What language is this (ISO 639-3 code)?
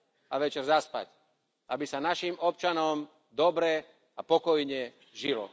slk